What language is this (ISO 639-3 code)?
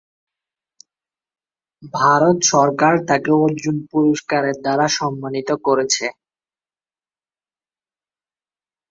ben